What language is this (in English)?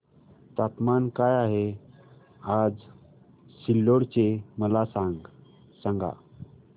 Marathi